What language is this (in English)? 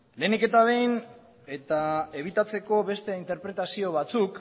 Basque